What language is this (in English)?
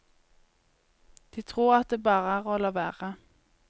Norwegian